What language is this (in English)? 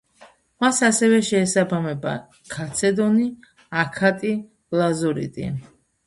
Georgian